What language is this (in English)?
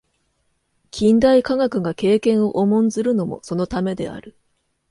Japanese